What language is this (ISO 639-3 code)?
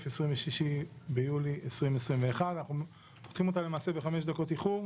heb